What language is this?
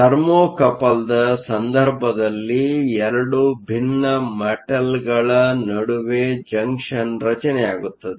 Kannada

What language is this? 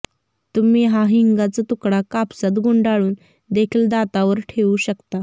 Marathi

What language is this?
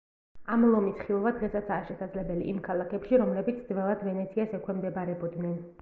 Georgian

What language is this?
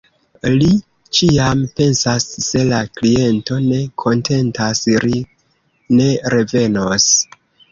Esperanto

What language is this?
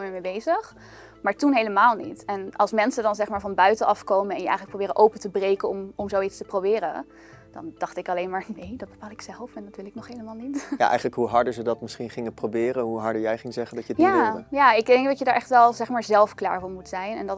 Dutch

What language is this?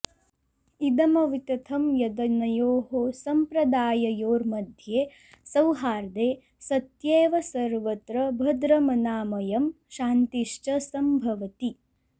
Sanskrit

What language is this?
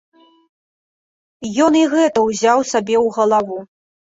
Belarusian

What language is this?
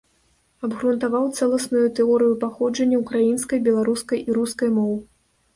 Belarusian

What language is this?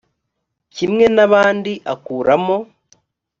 Kinyarwanda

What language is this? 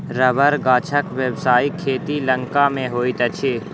Maithili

